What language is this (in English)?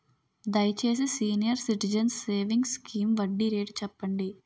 Telugu